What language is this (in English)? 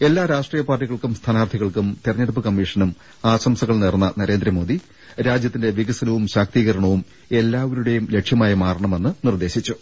Malayalam